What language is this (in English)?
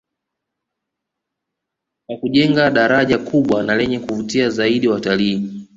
Swahili